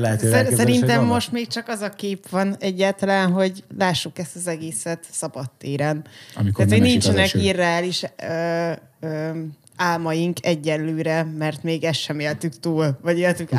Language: Hungarian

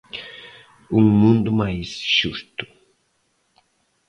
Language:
Galician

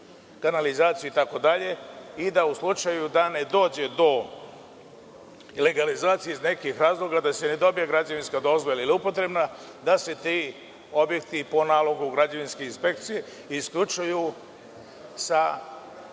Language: Serbian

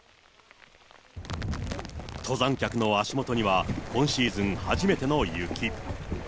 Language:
Japanese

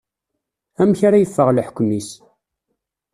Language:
Kabyle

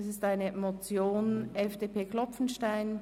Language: Swiss German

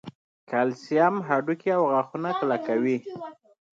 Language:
Pashto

